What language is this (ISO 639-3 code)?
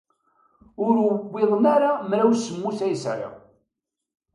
kab